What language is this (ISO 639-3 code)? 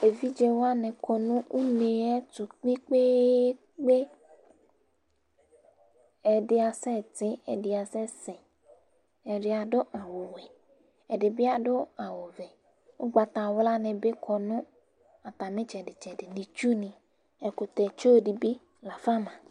kpo